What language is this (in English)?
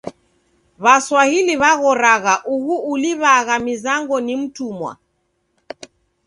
Taita